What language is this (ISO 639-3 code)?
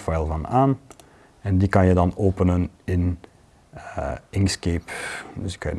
nld